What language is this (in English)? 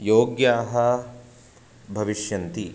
Sanskrit